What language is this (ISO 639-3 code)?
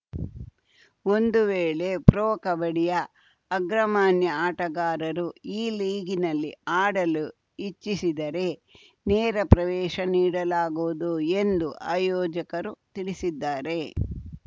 kan